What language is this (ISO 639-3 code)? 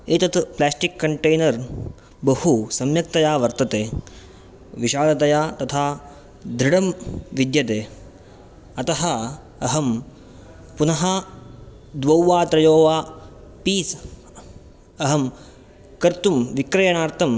san